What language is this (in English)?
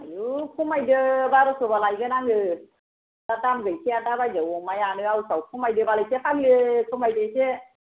Bodo